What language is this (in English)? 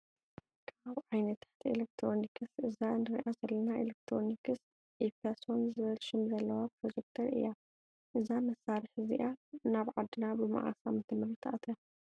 Tigrinya